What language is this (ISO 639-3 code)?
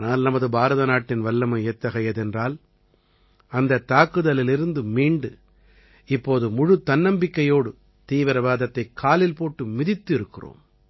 tam